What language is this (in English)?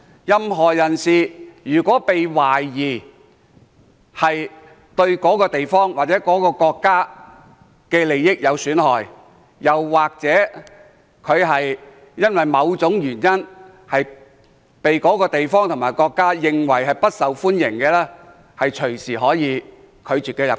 Cantonese